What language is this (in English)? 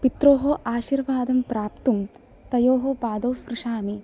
Sanskrit